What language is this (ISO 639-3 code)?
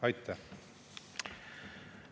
est